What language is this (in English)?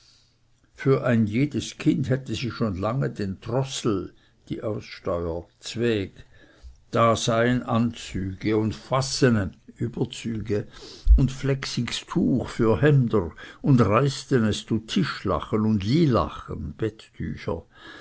German